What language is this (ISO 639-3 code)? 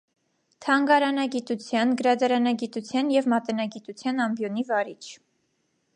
hye